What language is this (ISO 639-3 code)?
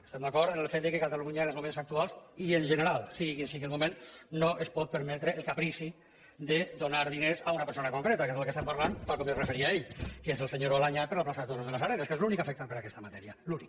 cat